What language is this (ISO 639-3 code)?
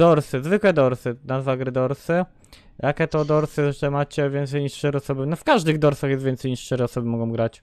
pol